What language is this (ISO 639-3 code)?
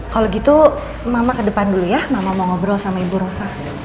ind